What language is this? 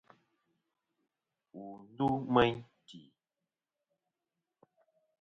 Kom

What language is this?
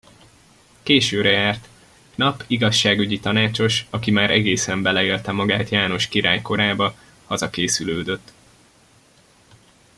Hungarian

